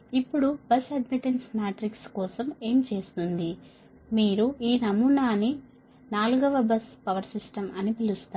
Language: Telugu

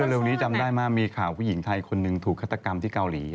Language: Thai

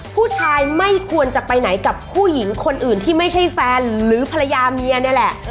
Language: Thai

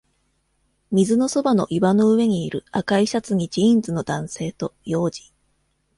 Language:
Japanese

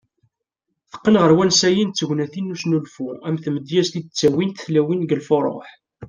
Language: Kabyle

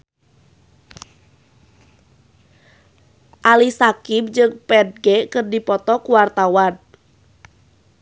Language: Sundanese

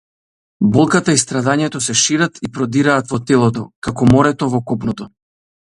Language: Macedonian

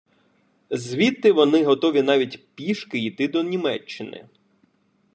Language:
Ukrainian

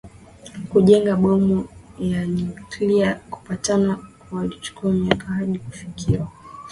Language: Swahili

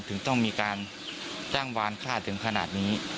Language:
Thai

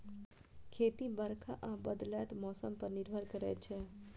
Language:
Maithili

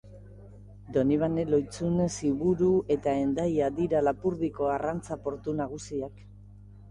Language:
Basque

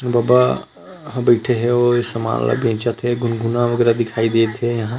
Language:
Chhattisgarhi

